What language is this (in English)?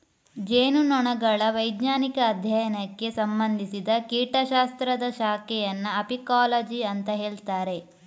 Kannada